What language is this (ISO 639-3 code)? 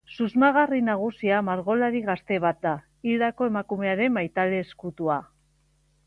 eus